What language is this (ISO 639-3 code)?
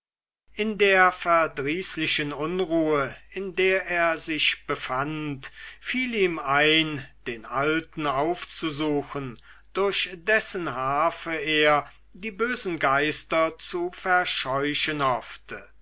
deu